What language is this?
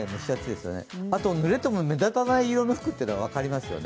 Japanese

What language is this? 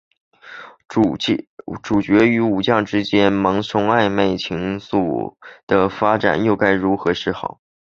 Chinese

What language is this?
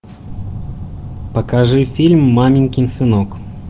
Russian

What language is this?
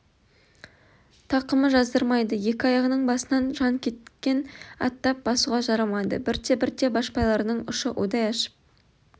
Kazakh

